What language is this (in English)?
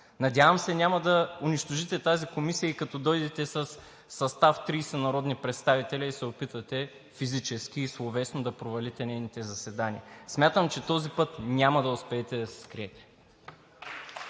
Bulgarian